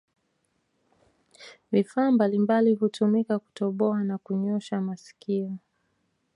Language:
Swahili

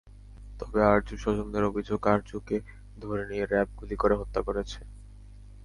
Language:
Bangla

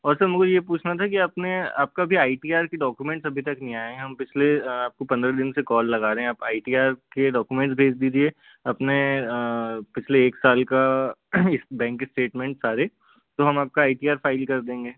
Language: Hindi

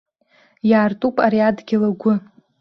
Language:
Abkhazian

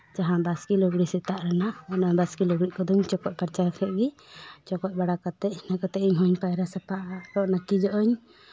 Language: Santali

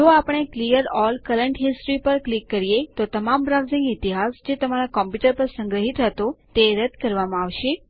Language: Gujarati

